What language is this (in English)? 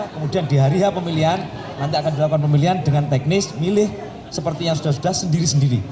Indonesian